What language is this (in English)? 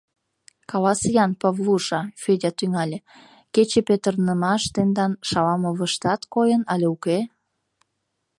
Mari